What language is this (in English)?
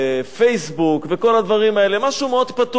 Hebrew